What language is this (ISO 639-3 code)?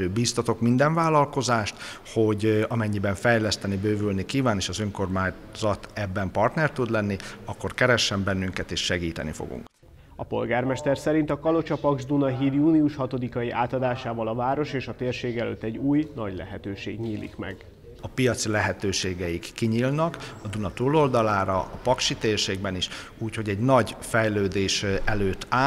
hun